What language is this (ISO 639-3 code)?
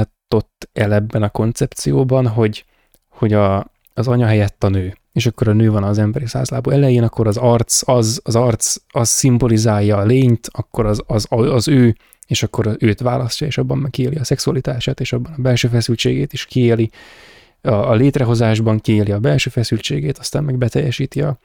hun